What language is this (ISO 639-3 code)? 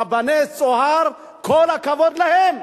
heb